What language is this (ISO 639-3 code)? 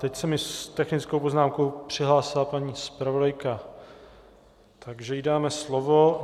ces